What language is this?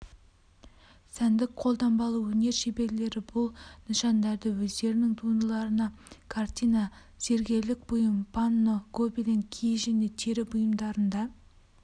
Kazakh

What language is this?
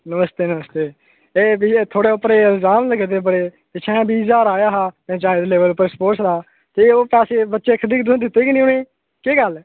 Dogri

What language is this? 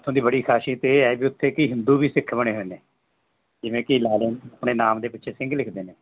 Punjabi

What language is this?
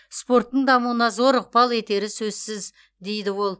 Kazakh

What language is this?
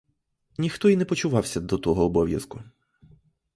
Ukrainian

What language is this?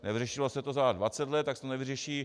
Czech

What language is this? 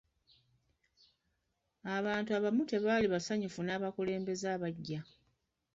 Ganda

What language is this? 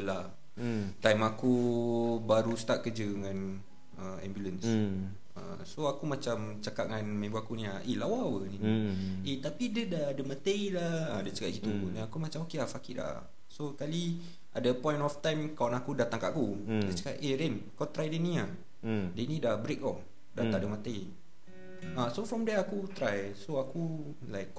Malay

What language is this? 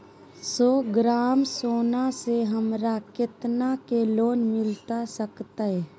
Magahi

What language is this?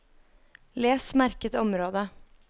Norwegian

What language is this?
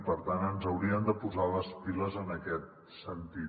Catalan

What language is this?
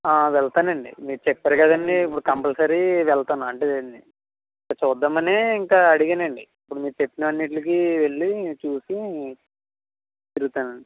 Telugu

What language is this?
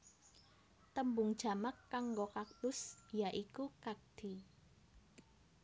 Javanese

